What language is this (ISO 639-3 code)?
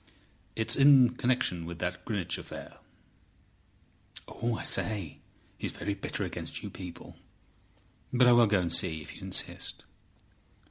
eng